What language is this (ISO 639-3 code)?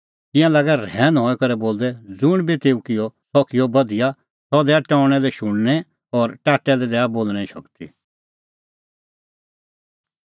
kfx